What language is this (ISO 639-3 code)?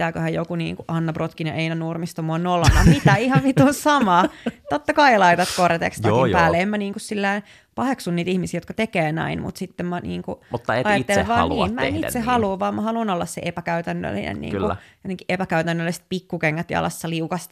fin